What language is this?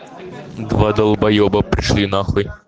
Russian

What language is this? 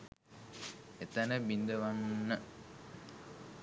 Sinhala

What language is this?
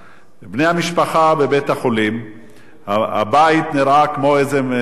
Hebrew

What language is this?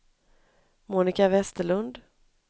Swedish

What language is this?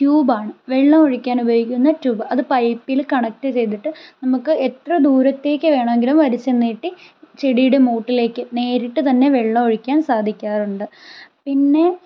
Malayalam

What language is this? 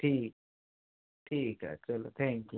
Punjabi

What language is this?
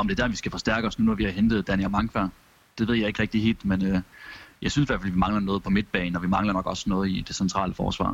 Danish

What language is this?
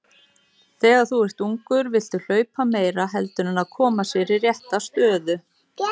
Icelandic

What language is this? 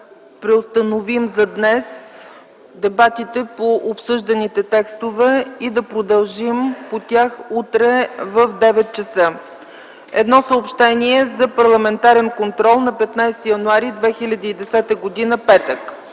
Bulgarian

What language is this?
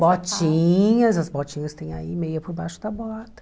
Portuguese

